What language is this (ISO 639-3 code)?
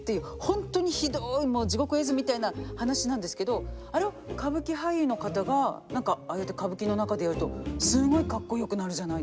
jpn